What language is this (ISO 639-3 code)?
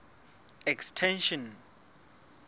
sot